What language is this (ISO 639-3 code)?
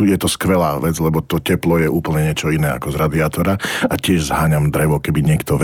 slk